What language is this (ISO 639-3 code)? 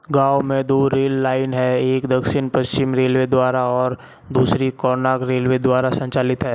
hin